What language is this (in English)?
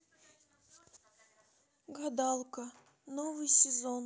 Russian